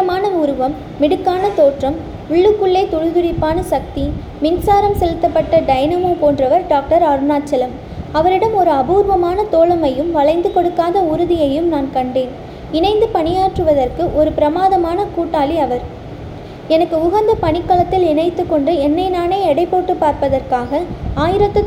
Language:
Tamil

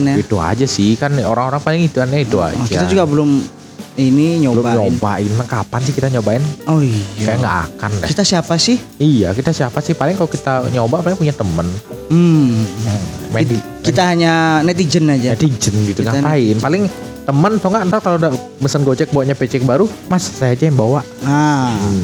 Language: Indonesian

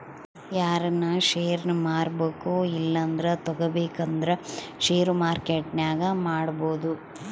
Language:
Kannada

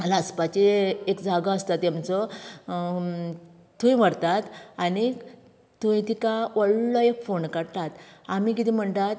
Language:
Konkani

